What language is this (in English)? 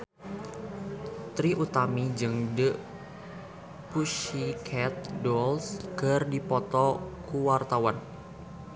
Sundanese